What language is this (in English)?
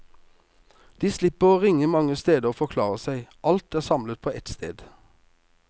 Norwegian